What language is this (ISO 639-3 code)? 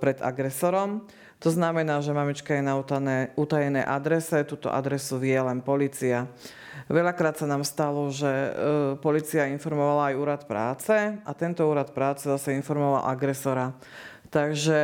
slk